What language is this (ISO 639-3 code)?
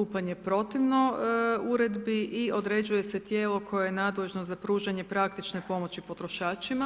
hrv